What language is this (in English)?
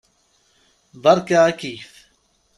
Kabyle